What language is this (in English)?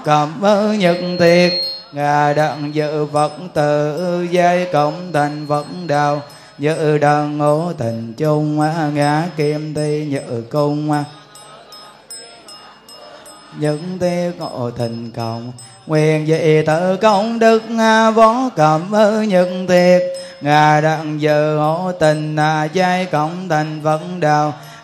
Vietnamese